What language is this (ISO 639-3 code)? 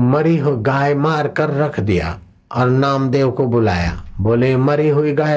hin